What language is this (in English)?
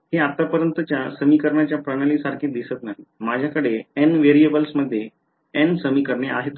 Marathi